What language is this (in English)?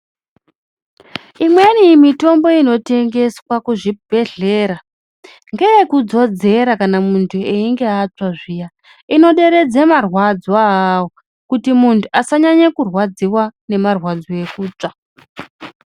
Ndau